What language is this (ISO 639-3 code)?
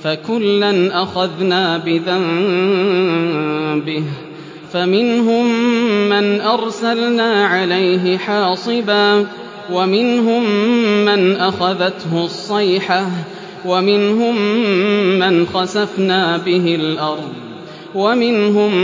ara